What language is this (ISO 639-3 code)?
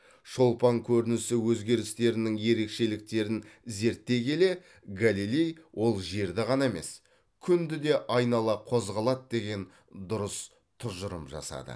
kaz